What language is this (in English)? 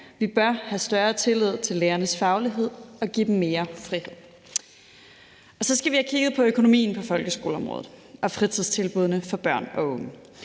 Danish